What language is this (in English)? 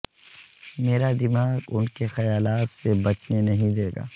Urdu